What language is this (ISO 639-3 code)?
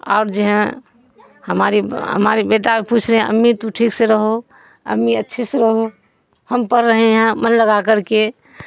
urd